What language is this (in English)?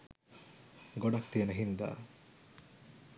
Sinhala